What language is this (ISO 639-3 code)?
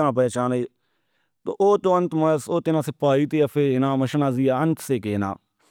brh